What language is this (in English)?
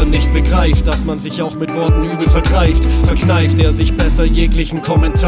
German